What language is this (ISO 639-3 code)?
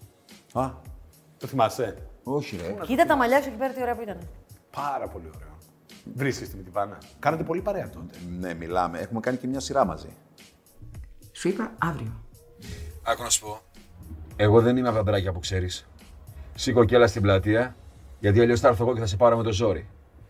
ell